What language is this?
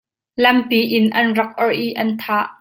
Hakha Chin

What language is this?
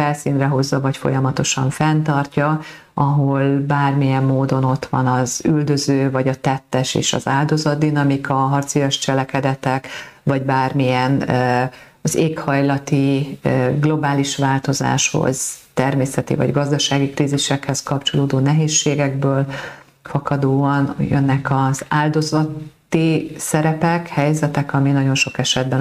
Hungarian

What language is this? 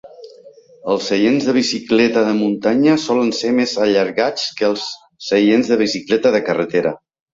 Catalan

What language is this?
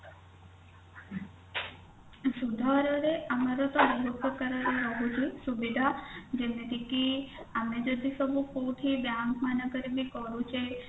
Odia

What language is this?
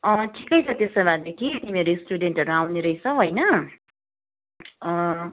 Nepali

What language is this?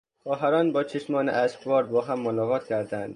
Persian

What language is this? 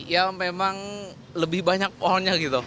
Indonesian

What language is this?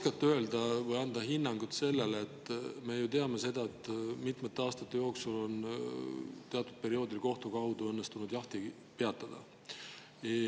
Estonian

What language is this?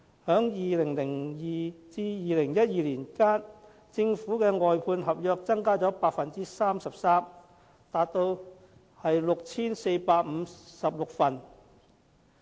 Cantonese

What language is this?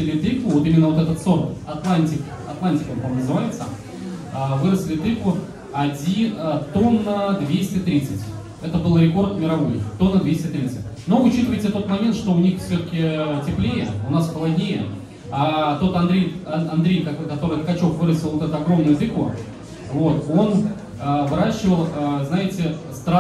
Russian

